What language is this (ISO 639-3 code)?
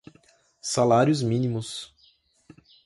por